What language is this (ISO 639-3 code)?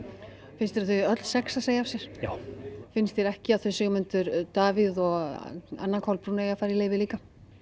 isl